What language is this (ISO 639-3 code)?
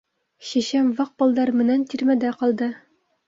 bak